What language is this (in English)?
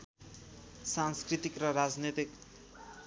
Nepali